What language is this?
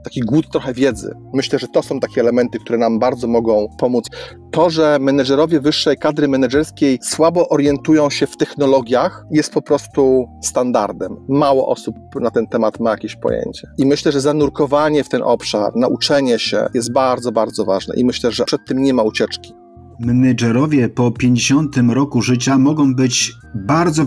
Polish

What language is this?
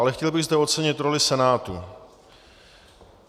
Czech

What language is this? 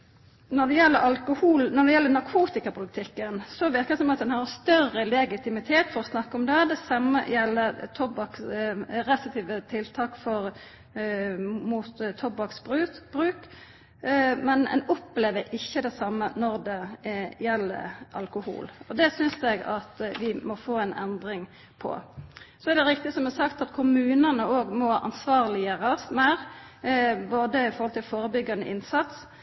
Norwegian Nynorsk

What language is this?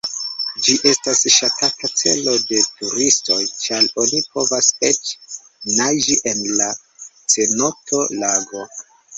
Esperanto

